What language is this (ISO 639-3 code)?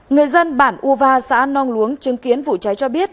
vie